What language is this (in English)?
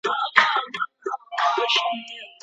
Pashto